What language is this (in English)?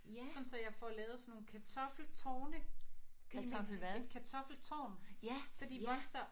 Danish